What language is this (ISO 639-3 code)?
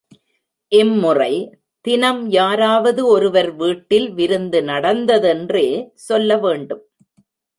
tam